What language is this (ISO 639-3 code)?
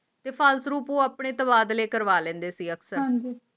pan